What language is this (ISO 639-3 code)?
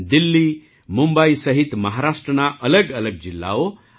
guj